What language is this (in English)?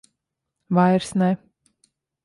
Latvian